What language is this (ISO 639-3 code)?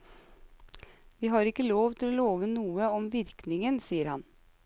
nor